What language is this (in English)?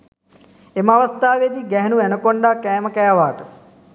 Sinhala